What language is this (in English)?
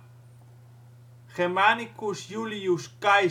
Dutch